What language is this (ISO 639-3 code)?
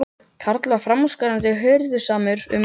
isl